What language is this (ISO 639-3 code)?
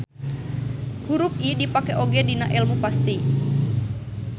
sun